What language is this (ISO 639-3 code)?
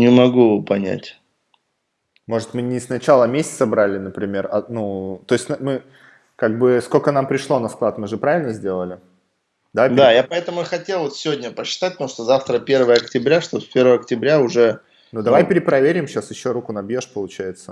rus